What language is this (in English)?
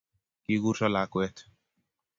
Kalenjin